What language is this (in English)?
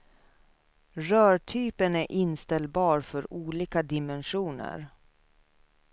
Swedish